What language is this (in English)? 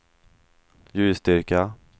Swedish